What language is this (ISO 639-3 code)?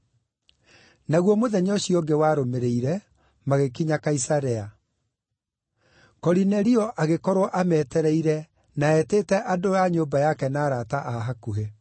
kik